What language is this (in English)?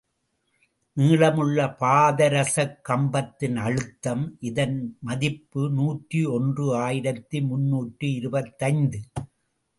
Tamil